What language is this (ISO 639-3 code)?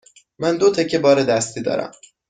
fas